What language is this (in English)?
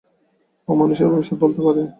Bangla